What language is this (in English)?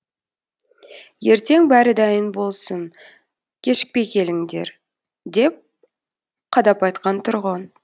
Kazakh